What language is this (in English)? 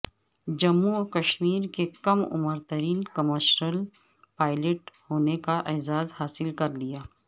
Urdu